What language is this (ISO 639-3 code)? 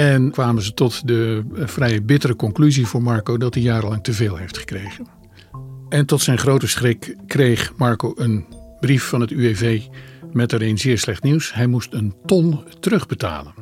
nld